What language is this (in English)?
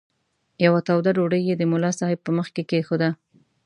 Pashto